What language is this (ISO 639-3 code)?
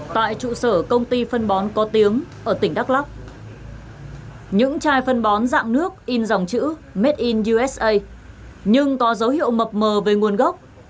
vie